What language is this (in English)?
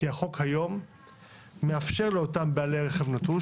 Hebrew